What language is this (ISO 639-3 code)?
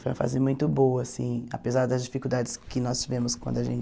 por